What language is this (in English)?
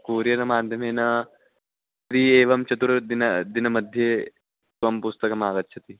Sanskrit